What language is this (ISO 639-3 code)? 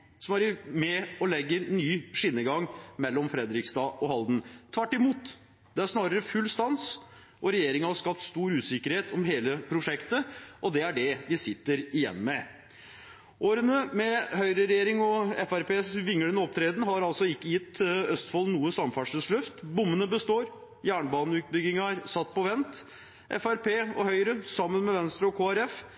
nob